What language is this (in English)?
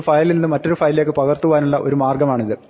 Malayalam